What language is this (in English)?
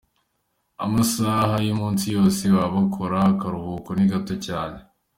Kinyarwanda